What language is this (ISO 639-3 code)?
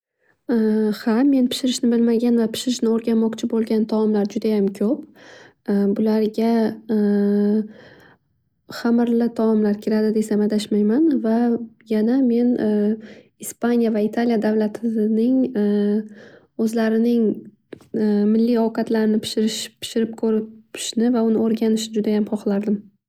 uzb